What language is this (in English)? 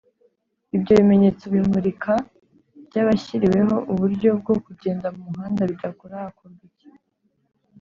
Kinyarwanda